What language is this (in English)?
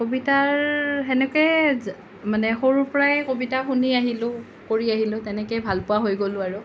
Assamese